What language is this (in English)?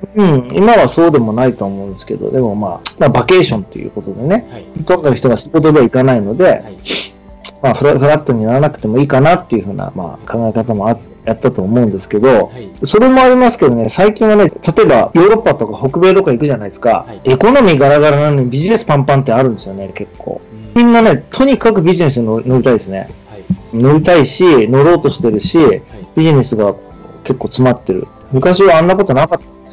Japanese